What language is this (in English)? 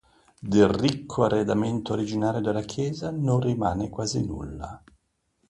Italian